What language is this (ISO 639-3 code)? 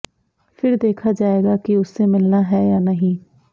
hin